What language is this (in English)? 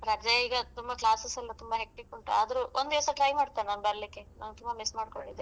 Kannada